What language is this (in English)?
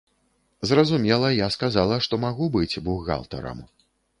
Belarusian